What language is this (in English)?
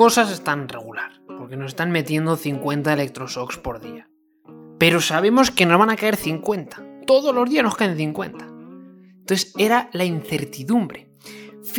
Spanish